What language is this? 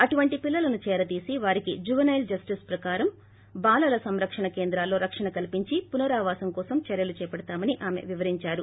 Telugu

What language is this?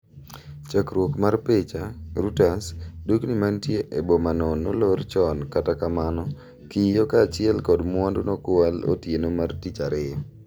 Luo (Kenya and Tanzania)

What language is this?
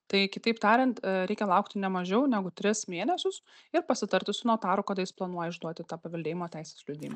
Lithuanian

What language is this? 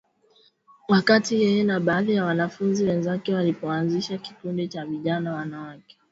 Swahili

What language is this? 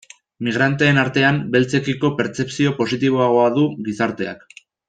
Basque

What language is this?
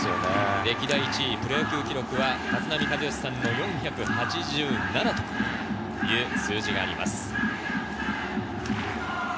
Japanese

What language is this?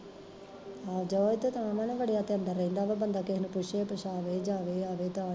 Punjabi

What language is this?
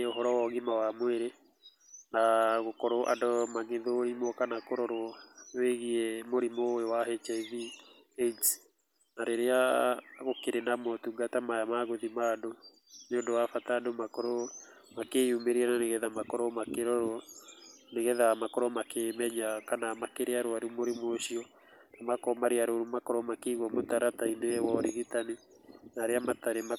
Kikuyu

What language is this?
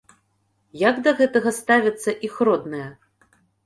Belarusian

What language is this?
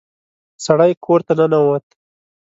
Pashto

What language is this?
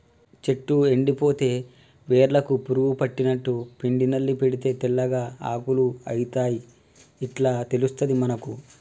Telugu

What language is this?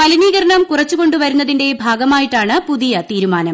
Malayalam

